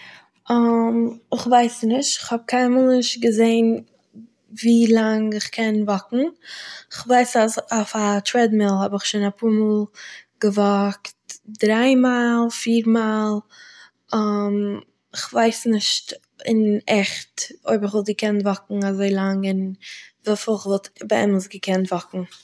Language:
Yiddish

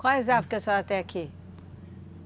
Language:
Portuguese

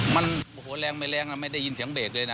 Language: Thai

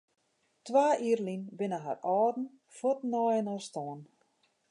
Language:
Western Frisian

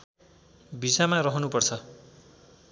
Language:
Nepali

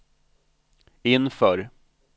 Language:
Swedish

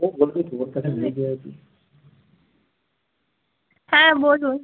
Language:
Bangla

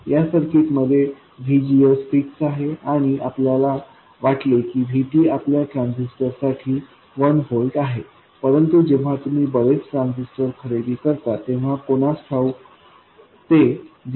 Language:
Marathi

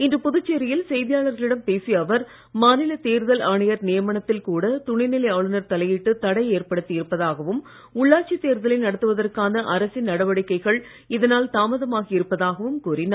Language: Tamil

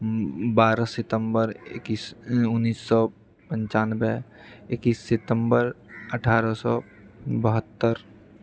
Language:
Maithili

